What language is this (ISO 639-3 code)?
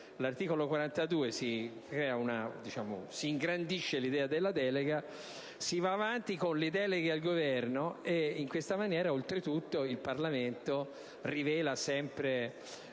ita